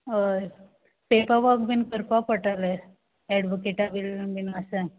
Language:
Konkani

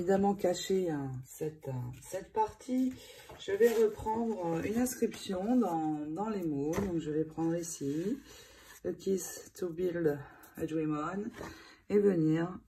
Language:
French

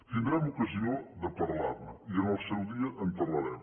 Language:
Catalan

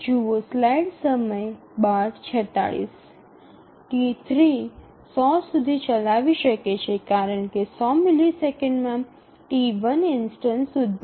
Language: Gujarati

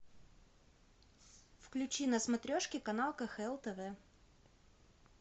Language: Russian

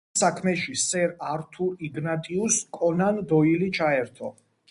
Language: Georgian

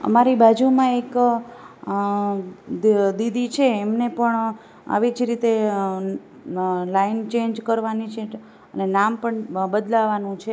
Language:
Gujarati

